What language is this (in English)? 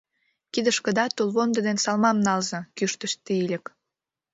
Mari